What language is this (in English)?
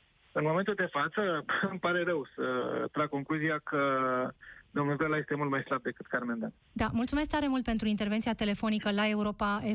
Romanian